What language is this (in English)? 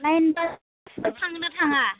Bodo